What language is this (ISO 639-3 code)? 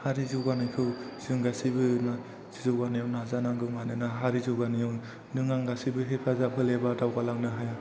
brx